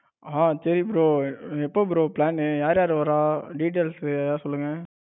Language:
Tamil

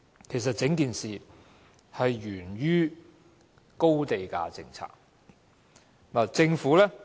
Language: Cantonese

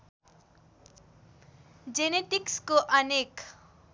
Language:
Nepali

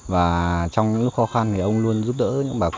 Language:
Vietnamese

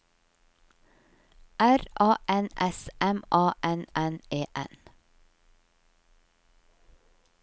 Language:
Norwegian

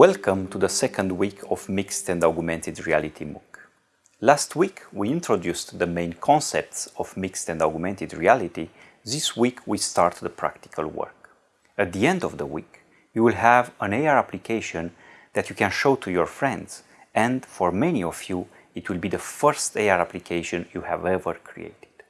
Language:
English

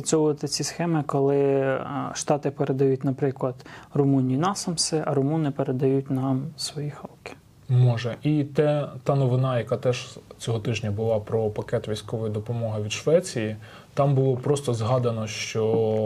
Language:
Ukrainian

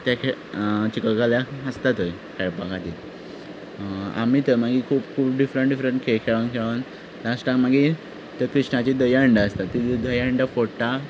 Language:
Konkani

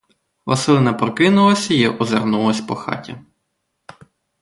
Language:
Ukrainian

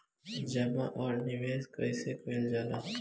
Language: Bhojpuri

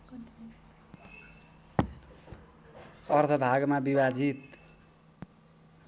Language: Nepali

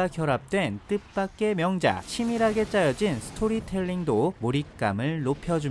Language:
Korean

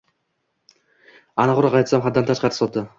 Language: Uzbek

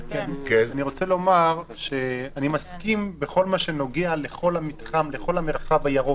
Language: Hebrew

